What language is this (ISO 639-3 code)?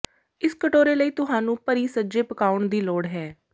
pan